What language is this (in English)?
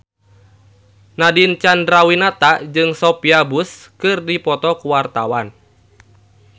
Sundanese